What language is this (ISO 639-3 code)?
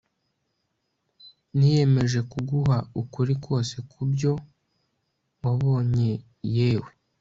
kin